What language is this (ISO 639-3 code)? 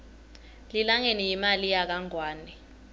ssw